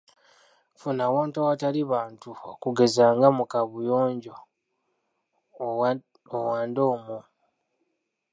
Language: Ganda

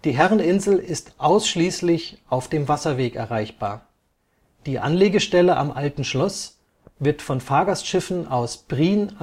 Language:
German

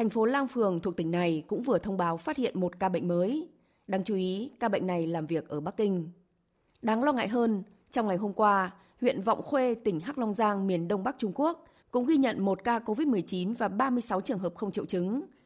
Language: Vietnamese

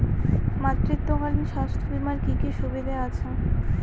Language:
Bangla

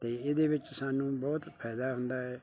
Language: Punjabi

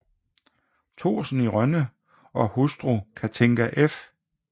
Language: Danish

